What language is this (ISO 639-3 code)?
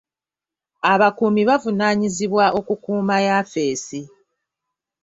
lug